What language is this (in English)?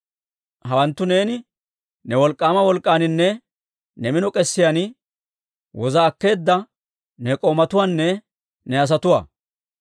Dawro